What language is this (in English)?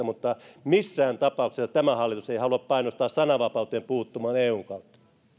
Finnish